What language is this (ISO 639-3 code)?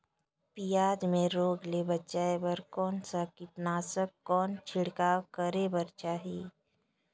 hne